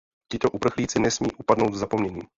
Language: Czech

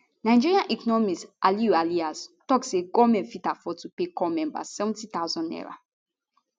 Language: Nigerian Pidgin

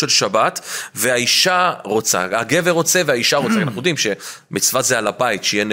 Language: Hebrew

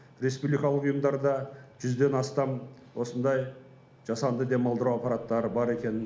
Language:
Kazakh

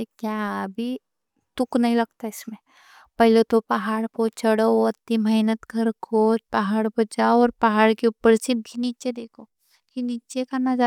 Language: Deccan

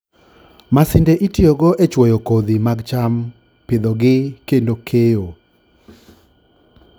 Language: Luo (Kenya and Tanzania)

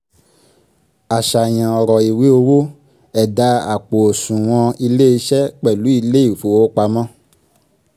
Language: Yoruba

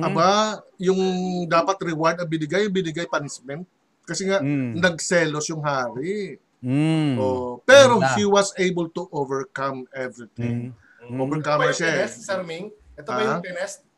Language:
Filipino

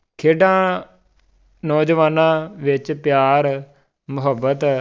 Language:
Punjabi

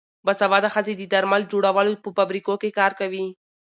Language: Pashto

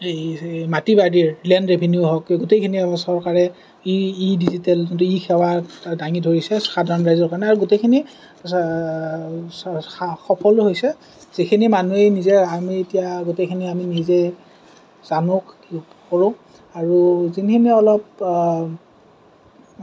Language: Assamese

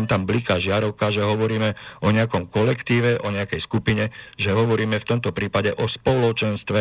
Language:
Slovak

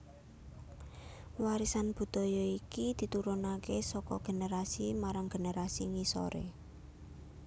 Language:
Javanese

